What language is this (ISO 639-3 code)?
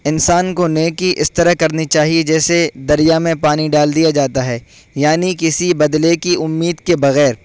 urd